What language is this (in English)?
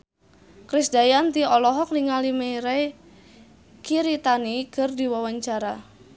Sundanese